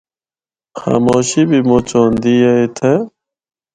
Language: Northern Hindko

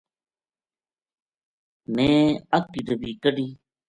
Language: Gujari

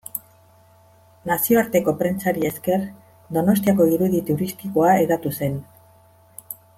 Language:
Basque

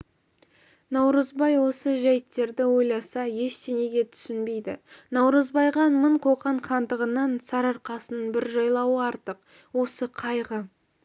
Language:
Kazakh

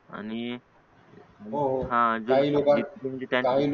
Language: Marathi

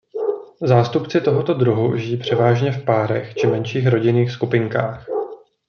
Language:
Czech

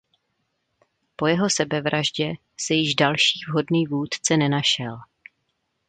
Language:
Czech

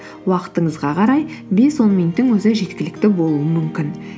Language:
Kazakh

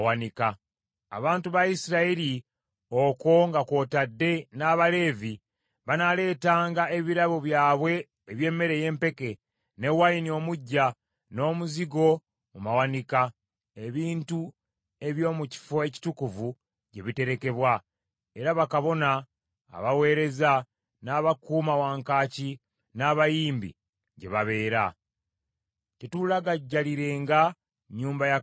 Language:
Ganda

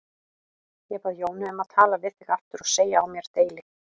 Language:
Icelandic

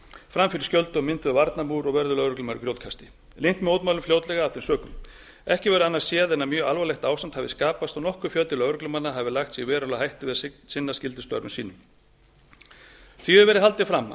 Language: Icelandic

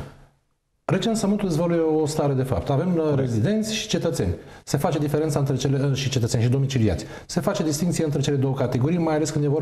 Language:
Romanian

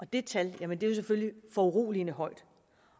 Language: Danish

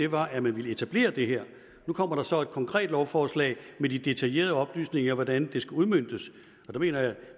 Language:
Danish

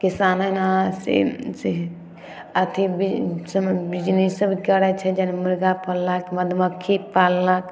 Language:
Maithili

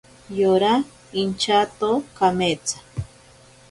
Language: Ashéninka Perené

